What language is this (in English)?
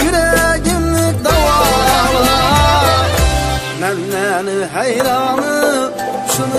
Turkish